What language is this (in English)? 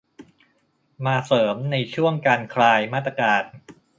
Thai